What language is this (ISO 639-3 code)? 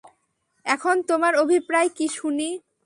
ben